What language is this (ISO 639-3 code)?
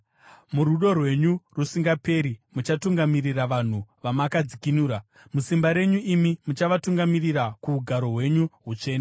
sna